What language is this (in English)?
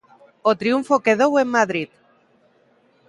Galician